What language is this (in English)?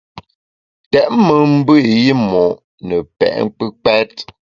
Bamun